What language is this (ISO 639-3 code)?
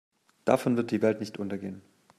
deu